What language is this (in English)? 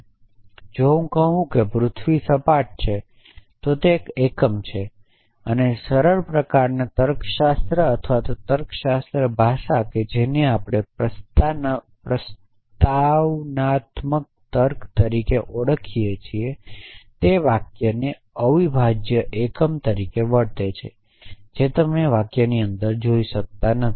Gujarati